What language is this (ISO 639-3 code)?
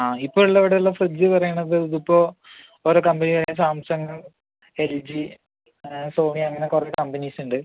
mal